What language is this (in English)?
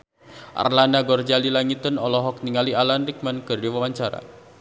Sundanese